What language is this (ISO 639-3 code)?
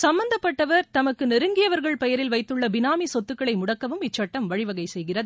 tam